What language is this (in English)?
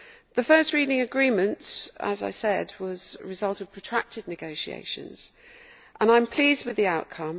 English